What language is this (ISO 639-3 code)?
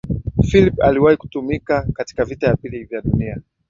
swa